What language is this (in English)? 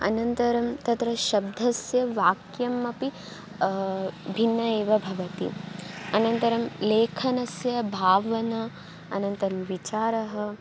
Sanskrit